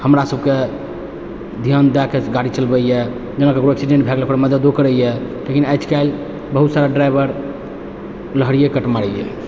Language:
Maithili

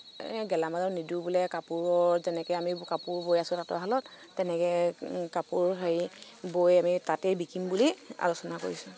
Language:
Assamese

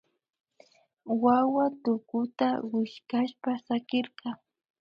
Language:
Imbabura Highland Quichua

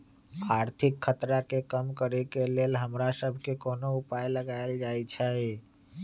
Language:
Magahi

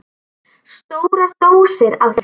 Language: Icelandic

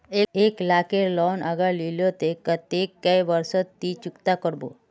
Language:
Magahi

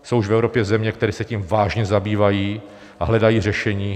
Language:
Czech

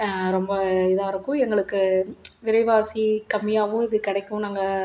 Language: Tamil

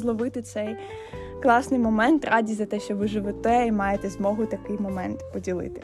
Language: Ukrainian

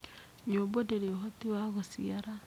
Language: Kikuyu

